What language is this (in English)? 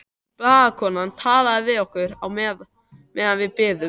Icelandic